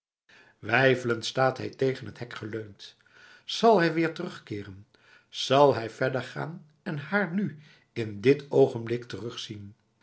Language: Dutch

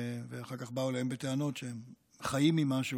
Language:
Hebrew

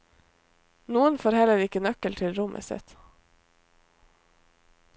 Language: Norwegian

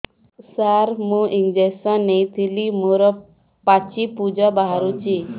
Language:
Odia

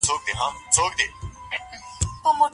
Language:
Pashto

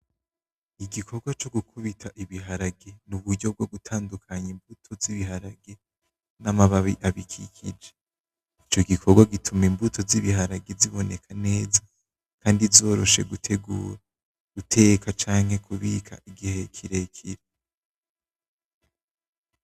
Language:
Rundi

